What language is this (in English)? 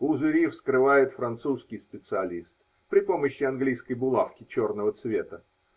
Russian